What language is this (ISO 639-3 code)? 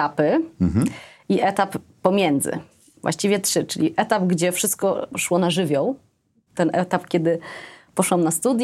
pol